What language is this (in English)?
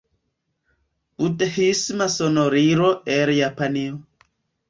Esperanto